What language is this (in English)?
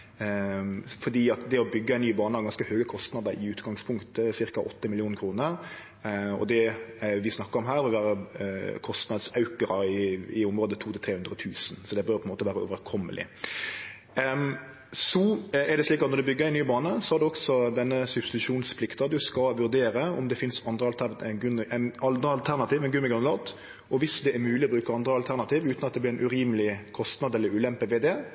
Norwegian Nynorsk